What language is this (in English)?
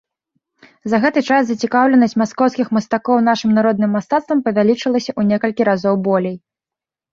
Belarusian